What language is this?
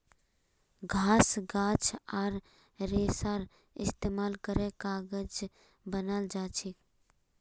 Magahi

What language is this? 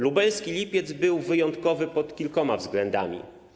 Polish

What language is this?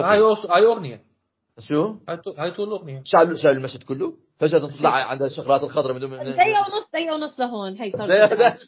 Arabic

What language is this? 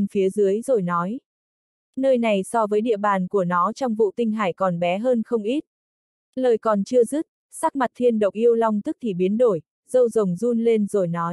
Vietnamese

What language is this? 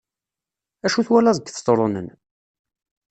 Kabyle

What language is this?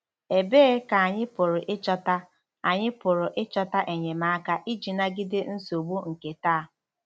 Igbo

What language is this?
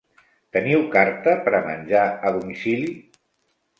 Catalan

